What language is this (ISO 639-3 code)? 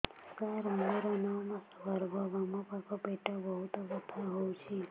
ori